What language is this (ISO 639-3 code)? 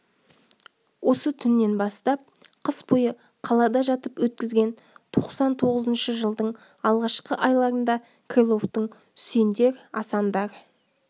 kaz